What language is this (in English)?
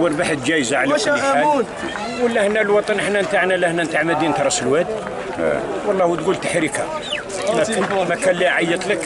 Arabic